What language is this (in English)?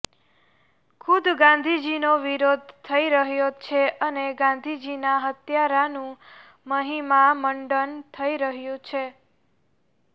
Gujarati